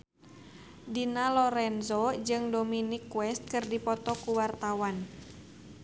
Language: Sundanese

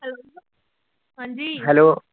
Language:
Punjabi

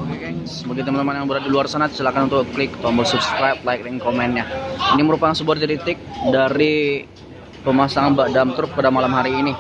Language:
Indonesian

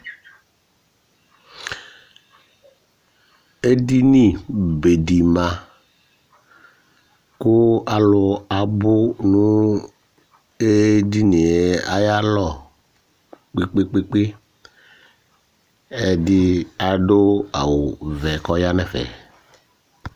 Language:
Ikposo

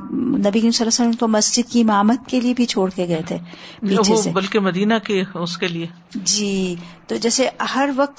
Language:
Urdu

